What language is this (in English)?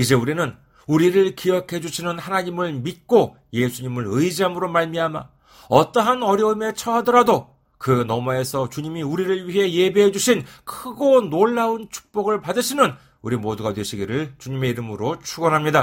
Korean